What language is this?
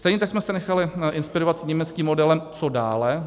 Czech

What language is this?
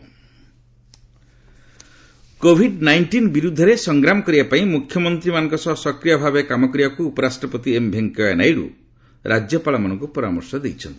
Odia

